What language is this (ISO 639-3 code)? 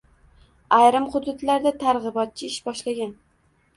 uzb